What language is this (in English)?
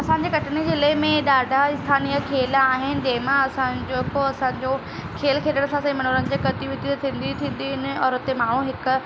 Sindhi